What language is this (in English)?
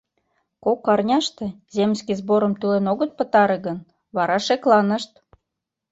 Mari